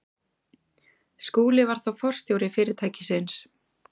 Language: Icelandic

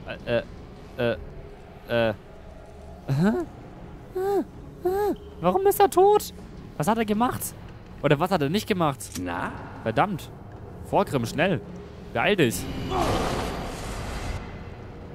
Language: German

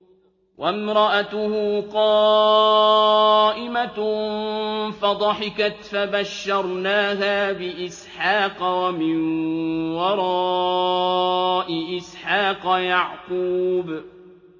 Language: Arabic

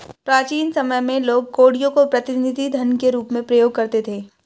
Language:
Hindi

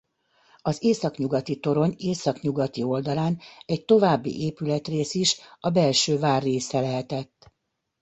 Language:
Hungarian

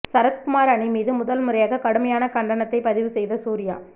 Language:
Tamil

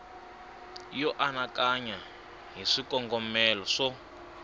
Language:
Tsonga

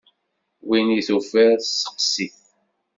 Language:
Kabyle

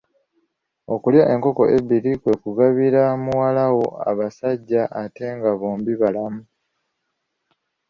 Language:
Ganda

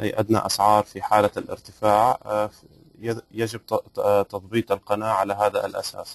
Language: Arabic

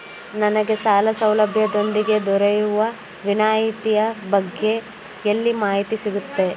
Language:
Kannada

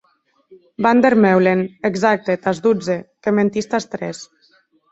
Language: Occitan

